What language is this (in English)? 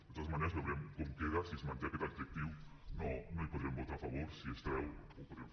Catalan